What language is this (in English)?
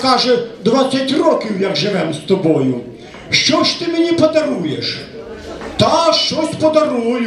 Ukrainian